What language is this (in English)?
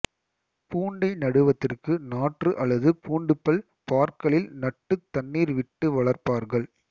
Tamil